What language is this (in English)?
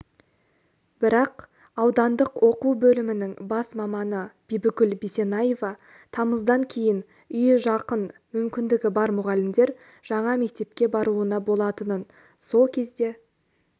Kazakh